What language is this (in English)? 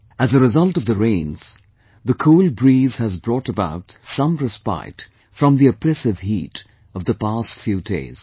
English